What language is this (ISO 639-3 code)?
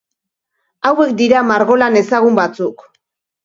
eus